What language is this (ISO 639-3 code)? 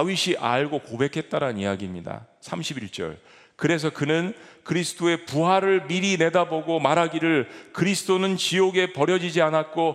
kor